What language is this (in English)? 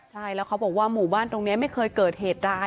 Thai